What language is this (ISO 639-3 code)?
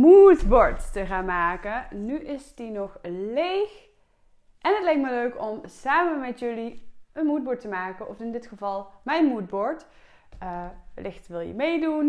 nld